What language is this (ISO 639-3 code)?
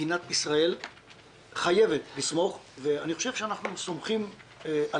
heb